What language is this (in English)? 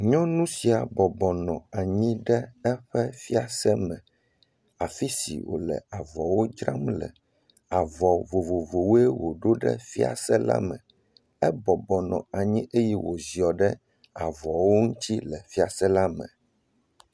Ewe